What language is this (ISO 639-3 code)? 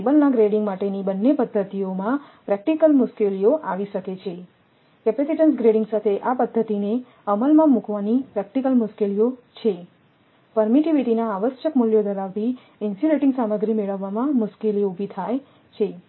guj